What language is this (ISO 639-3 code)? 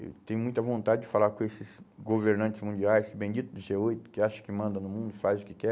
por